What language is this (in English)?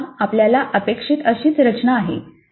Marathi